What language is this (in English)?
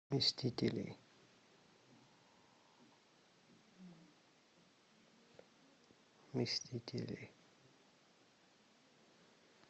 Russian